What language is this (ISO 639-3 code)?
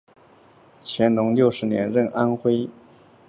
zho